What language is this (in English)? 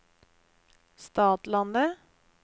Norwegian